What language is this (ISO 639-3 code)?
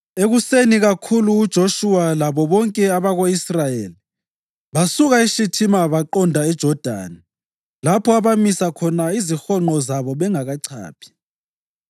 nde